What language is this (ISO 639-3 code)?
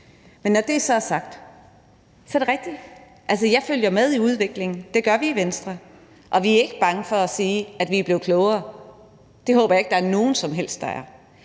dan